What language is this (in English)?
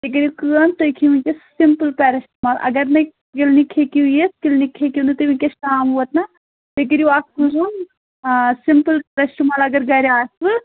Kashmiri